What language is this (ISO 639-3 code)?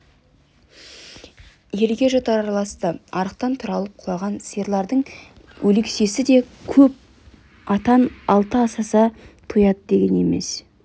kaz